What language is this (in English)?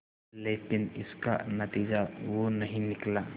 Hindi